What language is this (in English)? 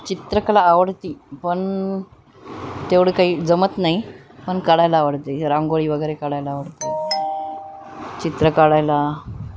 Marathi